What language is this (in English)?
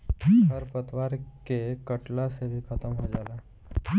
Bhojpuri